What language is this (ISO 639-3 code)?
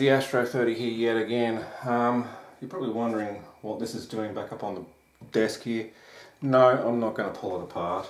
eng